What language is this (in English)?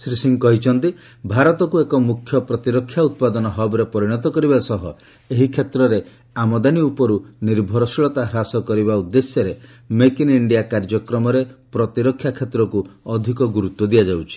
Odia